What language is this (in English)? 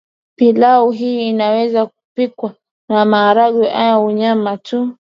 Swahili